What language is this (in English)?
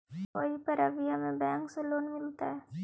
Magahi